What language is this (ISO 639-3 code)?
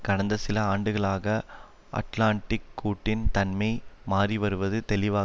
tam